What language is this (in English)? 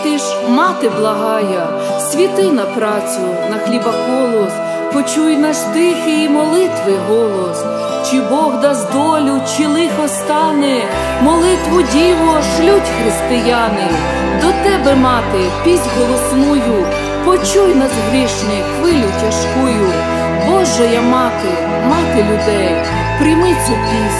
Russian